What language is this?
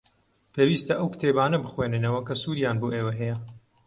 Central Kurdish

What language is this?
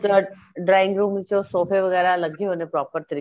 Punjabi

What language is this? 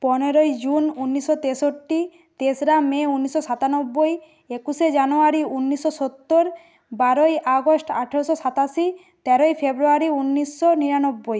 Bangla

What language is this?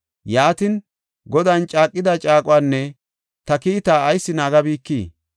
Gofa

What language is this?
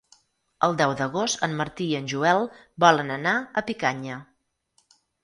Catalan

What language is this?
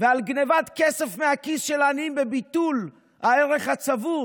Hebrew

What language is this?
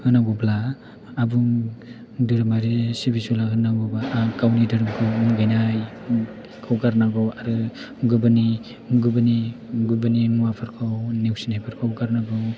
Bodo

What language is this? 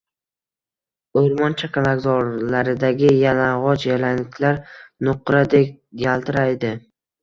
Uzbek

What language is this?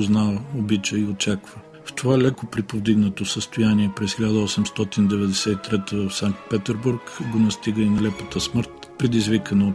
Bulgarian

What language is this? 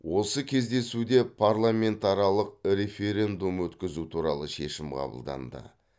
Kazakh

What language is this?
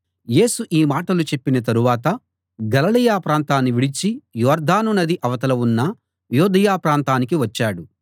Telugu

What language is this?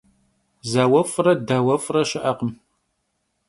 Kabardian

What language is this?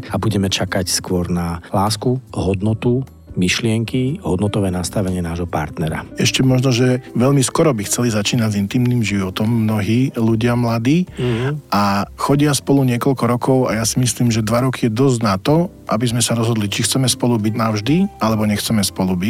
Slovak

